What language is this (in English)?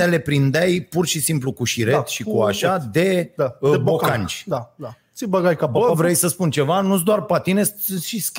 Romanian